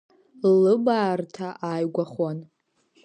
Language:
Abkhazian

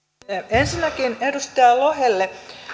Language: Finnish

